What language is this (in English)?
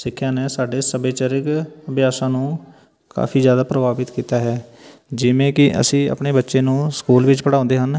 Punjabi